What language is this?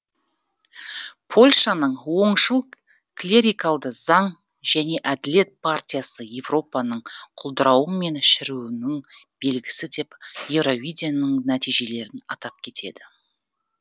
Kazakh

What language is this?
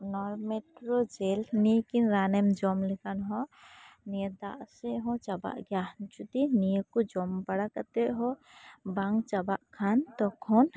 Santali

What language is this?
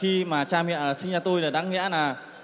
Vietnamese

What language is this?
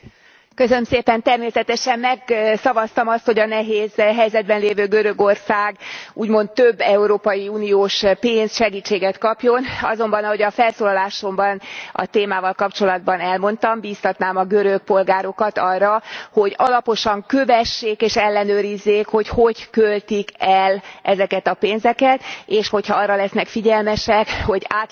Hungarian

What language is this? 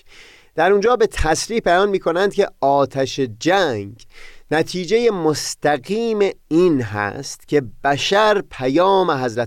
Persian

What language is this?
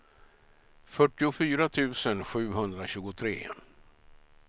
Swedish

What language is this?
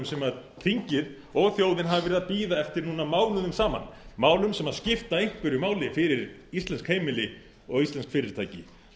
Icelandic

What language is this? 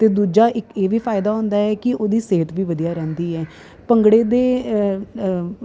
Punjabi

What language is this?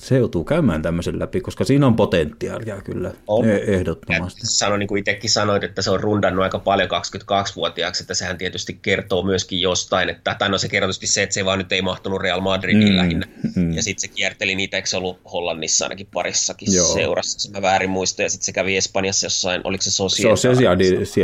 Finnish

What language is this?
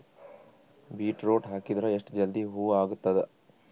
Kannada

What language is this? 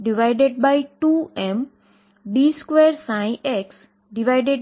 Gujarati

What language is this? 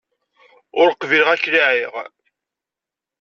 Kabyle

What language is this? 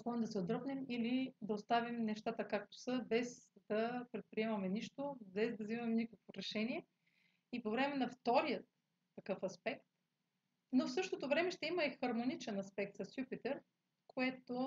Bulgarian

